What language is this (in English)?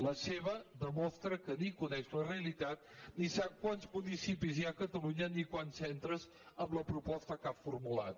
Catalan